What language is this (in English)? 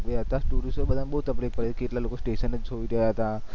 Gujarati